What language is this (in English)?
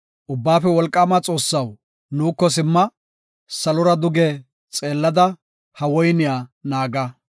Gofa